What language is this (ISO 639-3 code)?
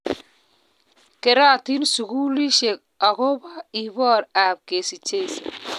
kln